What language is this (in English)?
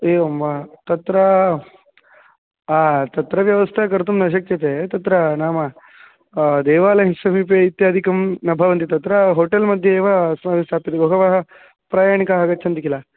Sanskrit